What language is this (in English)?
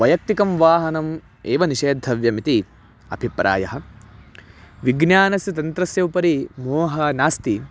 Sanskrit